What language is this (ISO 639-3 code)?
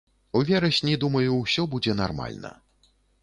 bel